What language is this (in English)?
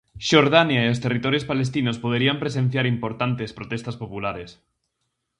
Galician